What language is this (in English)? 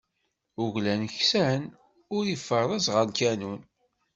Kabyle